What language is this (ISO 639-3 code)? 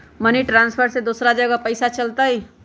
mag